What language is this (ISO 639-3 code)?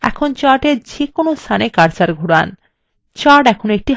ben